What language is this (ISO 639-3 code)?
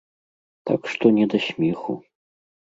bel